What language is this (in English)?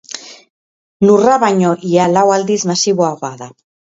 Basque